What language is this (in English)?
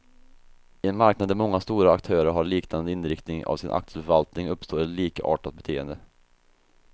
Swedish